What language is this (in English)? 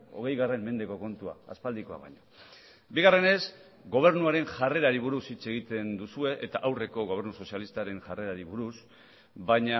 Basque